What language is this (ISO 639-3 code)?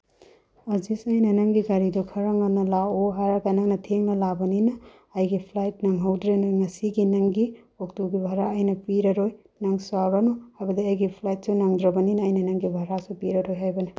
mni